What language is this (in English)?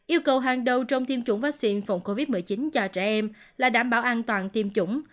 Vietnamese